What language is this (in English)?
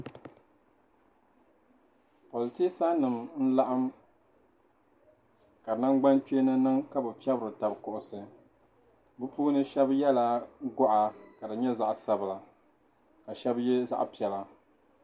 Dagbani